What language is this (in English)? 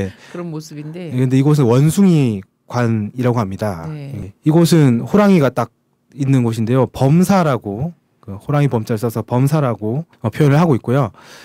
Korean